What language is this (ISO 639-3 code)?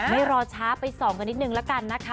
tha